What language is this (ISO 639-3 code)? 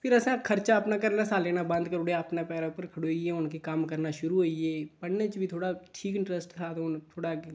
doi